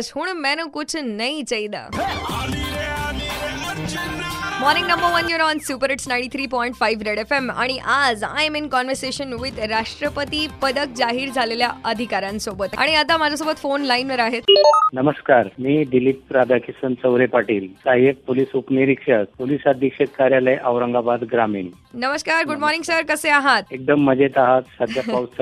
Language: Marathi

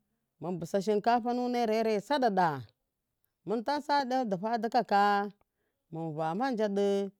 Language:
Miya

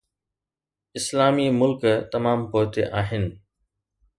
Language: Sindhi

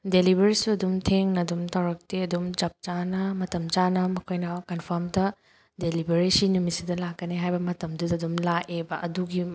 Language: Manipuri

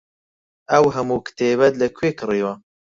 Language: Central Kurdish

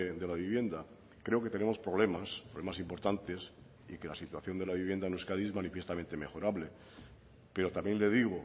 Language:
Spanish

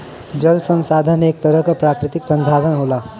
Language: Bhojpuri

